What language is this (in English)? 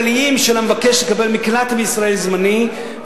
Hebrew